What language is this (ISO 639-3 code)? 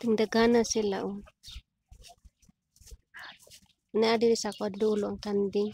fil